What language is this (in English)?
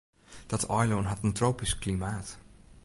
Western Frisian